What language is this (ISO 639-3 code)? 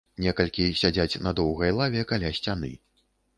bel